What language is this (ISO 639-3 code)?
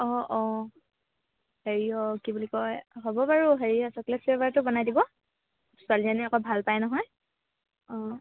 asm